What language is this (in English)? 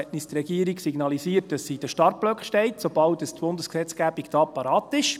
Swiss German